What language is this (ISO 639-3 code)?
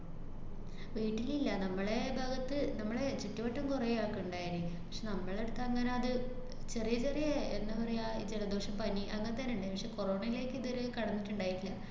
mal